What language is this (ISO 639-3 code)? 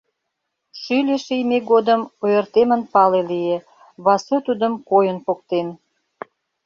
chm